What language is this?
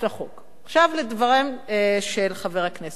Hebrew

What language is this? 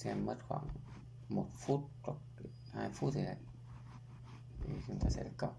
Vietnamese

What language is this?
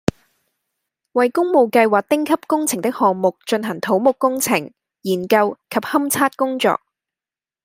Cantonese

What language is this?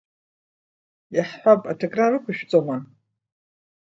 Abkhazian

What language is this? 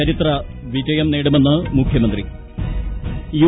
Malayalam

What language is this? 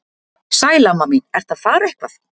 Icelandic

